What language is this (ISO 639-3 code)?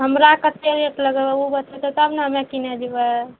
mai